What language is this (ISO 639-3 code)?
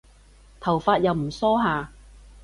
yue